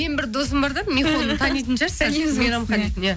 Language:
Kazakh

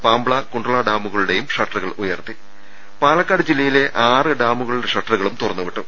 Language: Malayalam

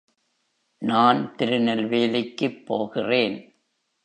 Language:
Tamil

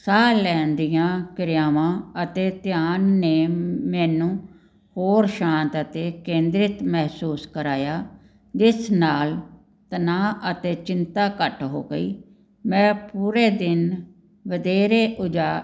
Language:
Punjabi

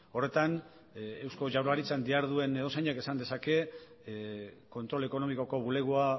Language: Basque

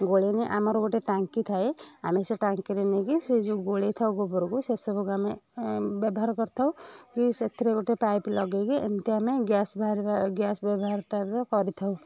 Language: Odia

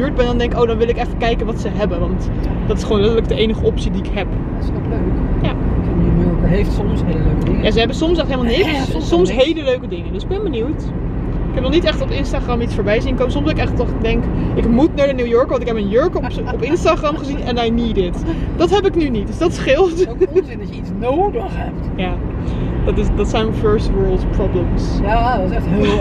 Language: Dutch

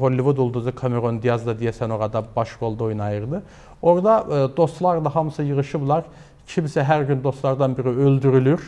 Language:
Turkish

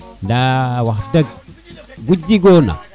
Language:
Serer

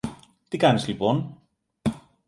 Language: Greek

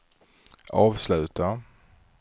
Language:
Swedish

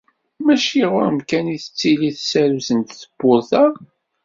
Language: Kabyle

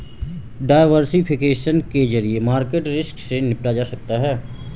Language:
Hindi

